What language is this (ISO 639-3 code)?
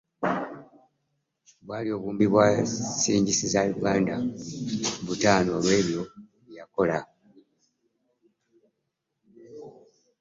lug